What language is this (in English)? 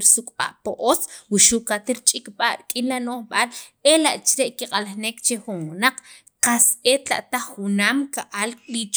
Sacapulteco